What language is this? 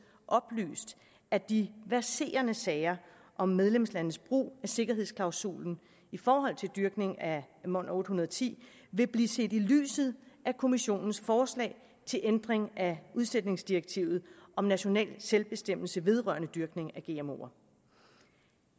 Danish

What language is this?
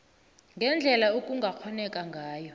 South Ndebele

